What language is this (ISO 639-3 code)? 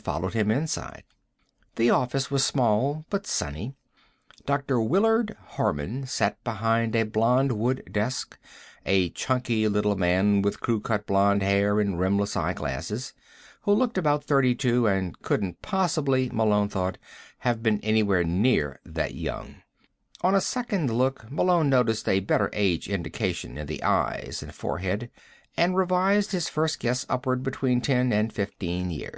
eng